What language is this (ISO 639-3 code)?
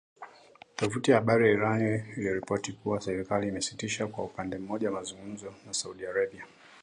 swa